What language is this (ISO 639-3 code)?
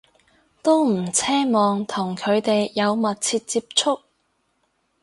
yue